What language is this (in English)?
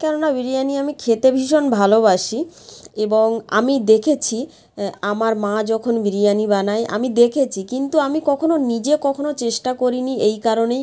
Bangla